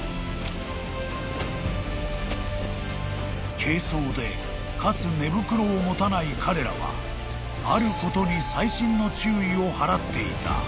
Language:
Japanese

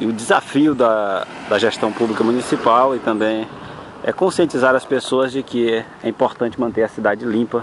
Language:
Portuguese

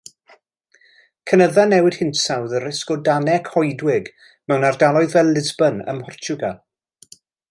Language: Welsh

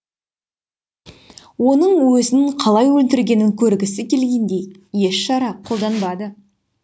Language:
Kazakh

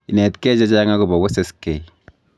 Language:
Kalenjin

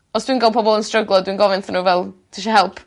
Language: Welsh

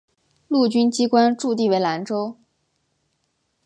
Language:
Chinese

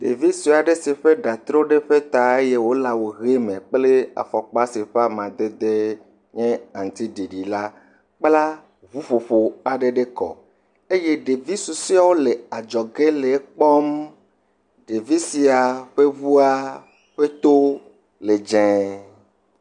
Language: Ewe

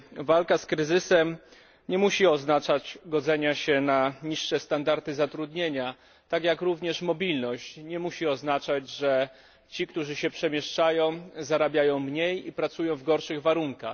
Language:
Polish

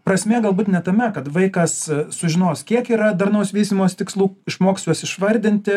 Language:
Lithuanian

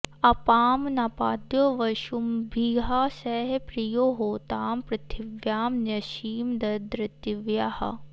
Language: Sanskrit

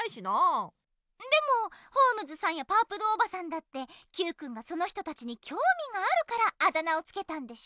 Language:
Japanese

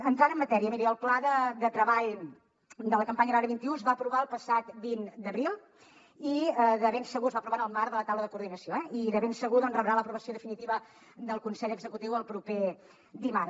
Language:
Catalan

